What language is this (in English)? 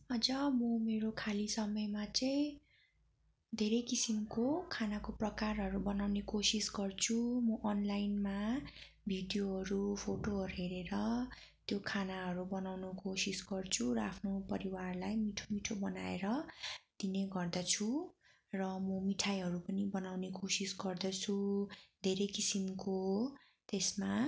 Nepali